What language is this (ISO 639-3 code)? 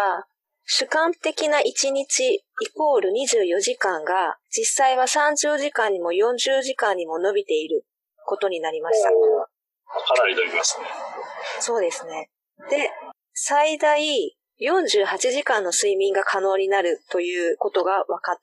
jpn